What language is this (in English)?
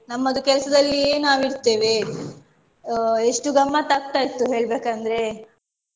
Kannada